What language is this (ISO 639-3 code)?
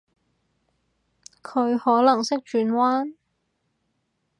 yue